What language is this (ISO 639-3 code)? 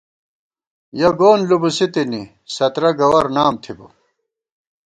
gwt